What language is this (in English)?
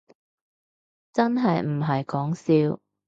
Cantonese